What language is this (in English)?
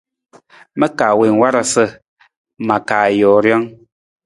Nawdm